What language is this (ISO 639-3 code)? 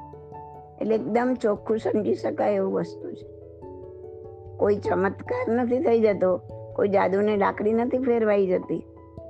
guj